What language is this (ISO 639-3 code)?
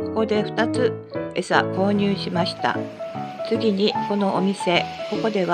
jpn